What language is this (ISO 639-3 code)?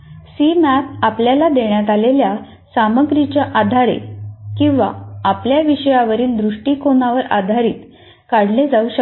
mar